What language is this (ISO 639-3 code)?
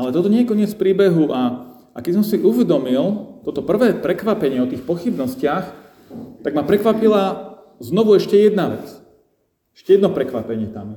slk